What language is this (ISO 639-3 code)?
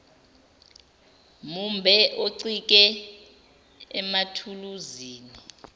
zul